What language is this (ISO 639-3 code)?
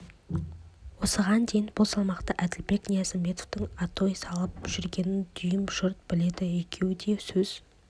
kaz